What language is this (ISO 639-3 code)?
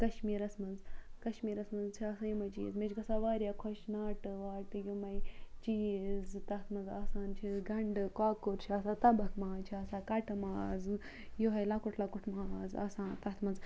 kas